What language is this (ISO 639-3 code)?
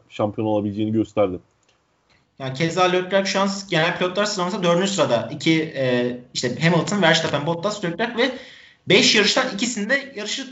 tur